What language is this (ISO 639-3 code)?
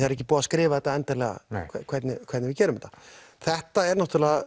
isl